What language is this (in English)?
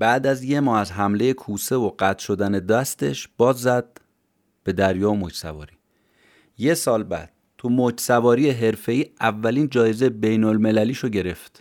Persian